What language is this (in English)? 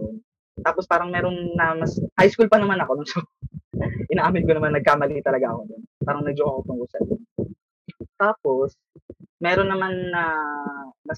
Filipino